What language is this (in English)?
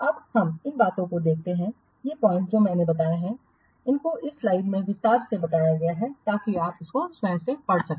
Hindi